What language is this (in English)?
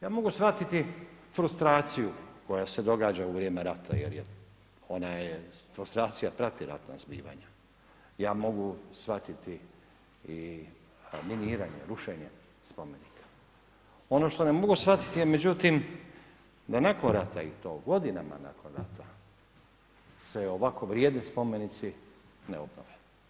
Croatian